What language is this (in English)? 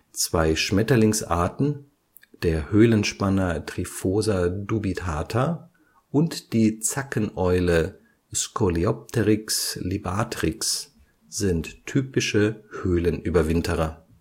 German